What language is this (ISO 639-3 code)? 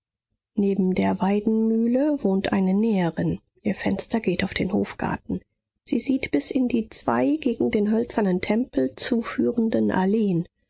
deu